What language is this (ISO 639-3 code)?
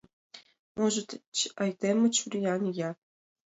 chm